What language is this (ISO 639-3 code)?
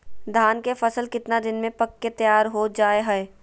mag